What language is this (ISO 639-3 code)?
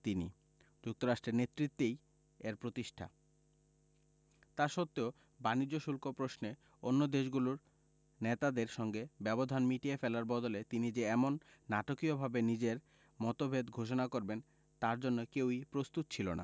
ben